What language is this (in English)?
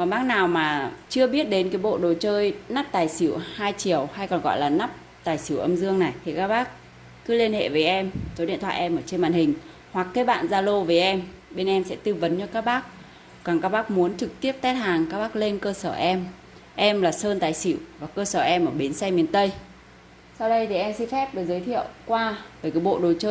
Vietnamese